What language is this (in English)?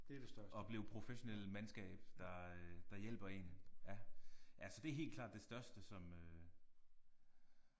Danish